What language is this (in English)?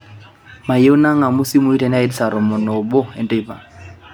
Masai